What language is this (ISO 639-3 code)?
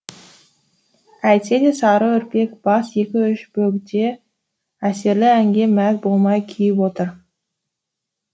kaz